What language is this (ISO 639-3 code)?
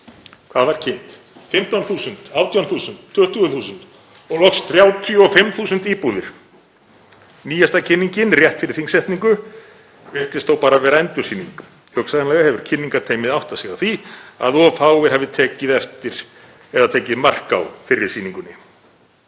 isl